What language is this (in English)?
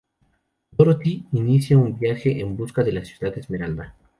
Spanish